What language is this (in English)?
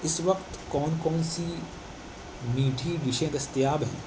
Urdu